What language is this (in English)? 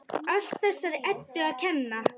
Icelandic